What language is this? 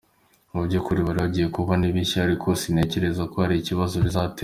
Kinyarwanda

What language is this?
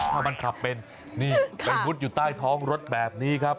Thai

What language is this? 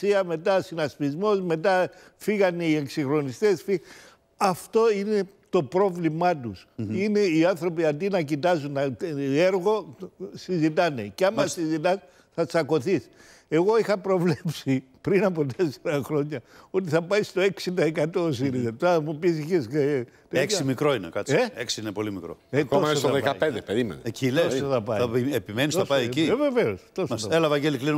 Greek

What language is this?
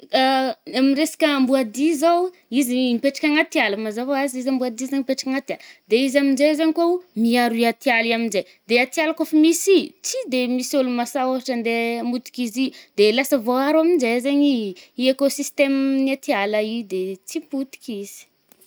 Northern Betsimisaraka Malagasy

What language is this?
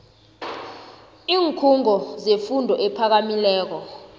South Ndebele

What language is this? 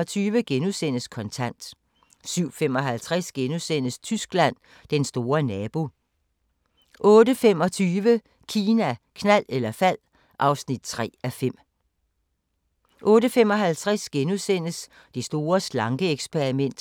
Danish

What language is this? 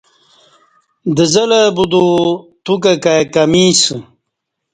Kati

